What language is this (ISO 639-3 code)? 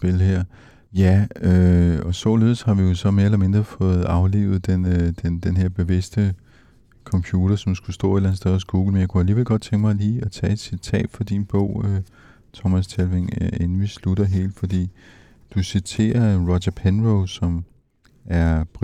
dan